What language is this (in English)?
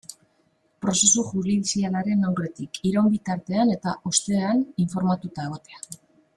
Basque